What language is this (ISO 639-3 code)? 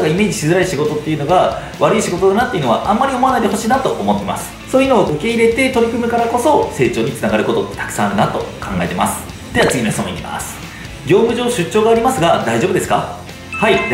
jpn